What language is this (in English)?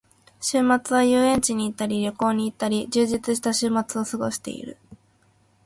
Japanese